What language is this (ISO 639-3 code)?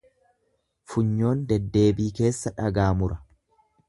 orm